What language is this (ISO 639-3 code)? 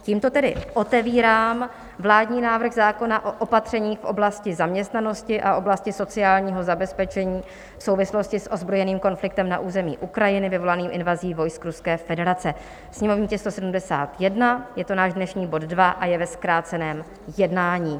ces